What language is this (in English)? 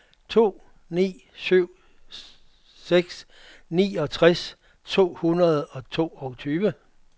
Danish